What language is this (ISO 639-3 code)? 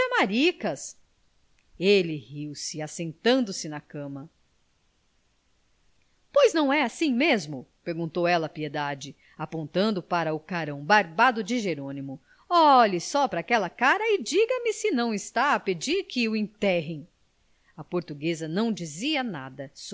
por